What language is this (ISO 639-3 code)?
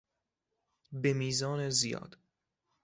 fas